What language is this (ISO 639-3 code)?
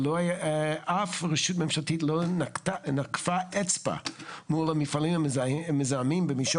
heb